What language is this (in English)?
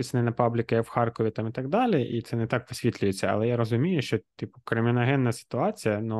Ukrainian